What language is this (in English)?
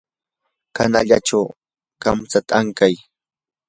Yanahuanca Pasco Quechua